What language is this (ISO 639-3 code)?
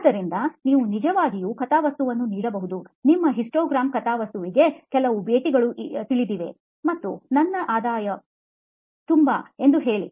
kan